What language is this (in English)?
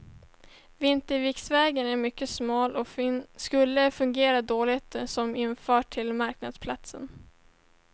Swedish